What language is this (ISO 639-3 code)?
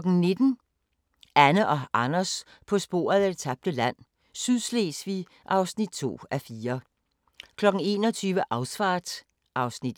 dan